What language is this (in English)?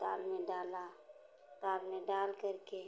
Hindi